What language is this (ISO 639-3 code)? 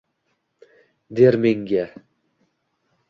uzb